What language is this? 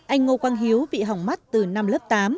Vietnamese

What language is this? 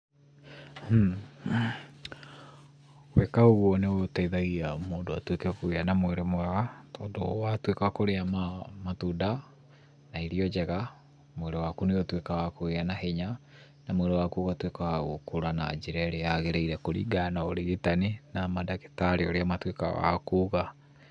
Kikuyu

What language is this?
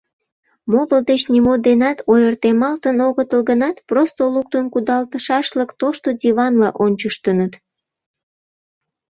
Mari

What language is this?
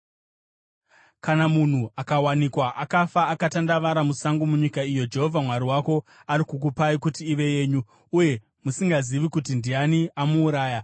Shona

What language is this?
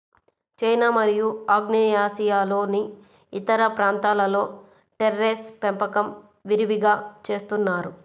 Telugu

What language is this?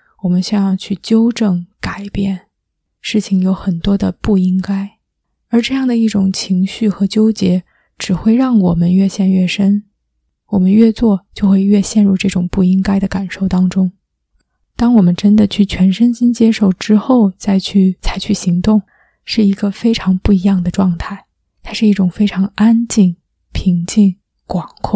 Chinese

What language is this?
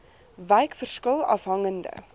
Afrikaans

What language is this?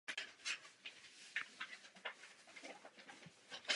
Czech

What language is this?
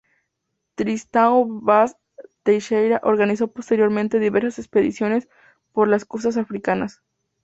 Spanish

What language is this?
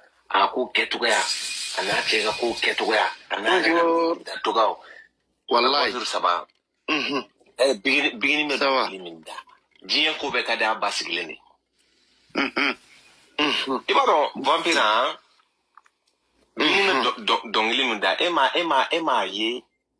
Arabic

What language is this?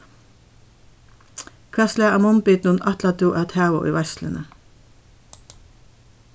Faroese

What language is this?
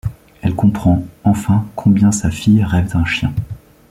French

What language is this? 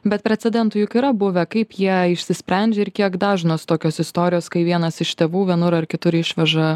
Lithuanian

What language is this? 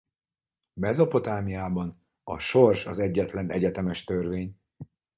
Hungarian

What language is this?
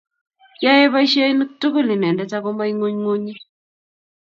Kalenjin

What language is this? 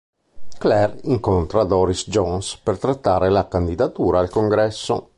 Italian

